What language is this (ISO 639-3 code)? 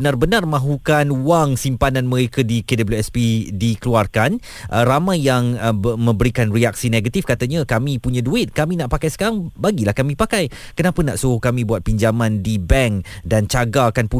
msa